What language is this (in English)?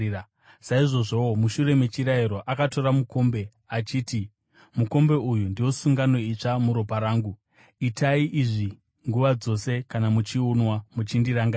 Shona